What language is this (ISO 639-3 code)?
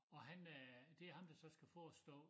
dan